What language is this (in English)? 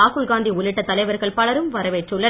Tamil